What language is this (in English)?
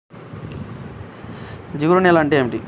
Telugu